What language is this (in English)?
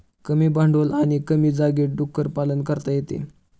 Marathi